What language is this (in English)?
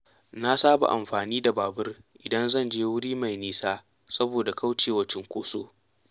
Hausa